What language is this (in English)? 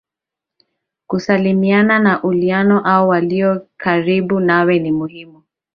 Swahili